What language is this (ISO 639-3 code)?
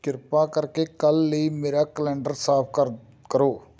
pan